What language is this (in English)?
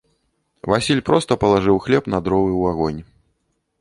Belarusian